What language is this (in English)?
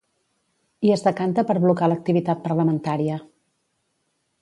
Catalan